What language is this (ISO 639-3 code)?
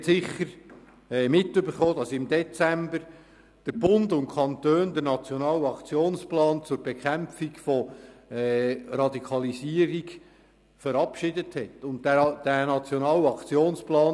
gsw